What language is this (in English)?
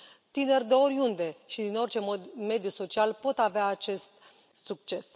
Romanian